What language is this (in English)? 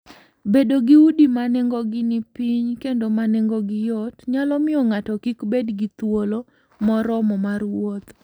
Luo (Kenya and Tanzania)